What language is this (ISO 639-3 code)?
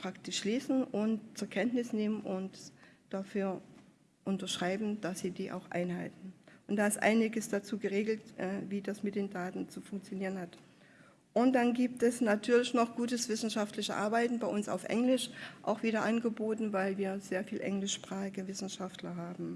deu